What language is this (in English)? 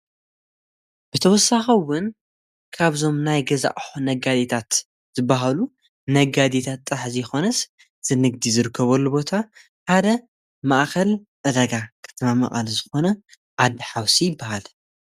Tigrinya